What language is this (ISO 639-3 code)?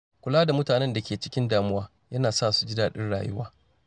hau